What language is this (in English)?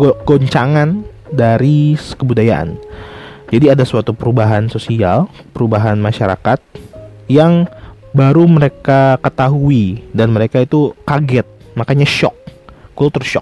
Indonesian